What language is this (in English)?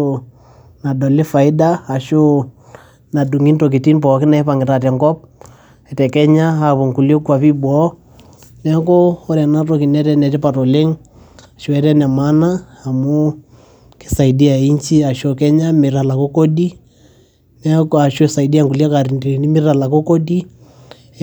Masai